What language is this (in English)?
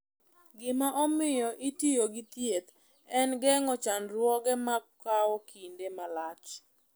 Luo (Kenya and Tanzania)